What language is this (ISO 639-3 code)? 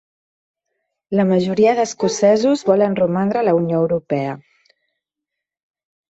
cat